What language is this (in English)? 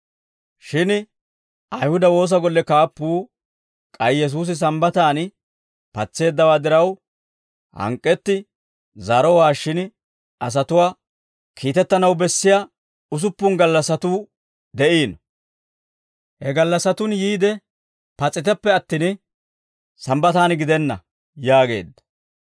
Dawro